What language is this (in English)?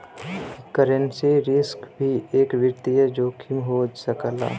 Bhojpuri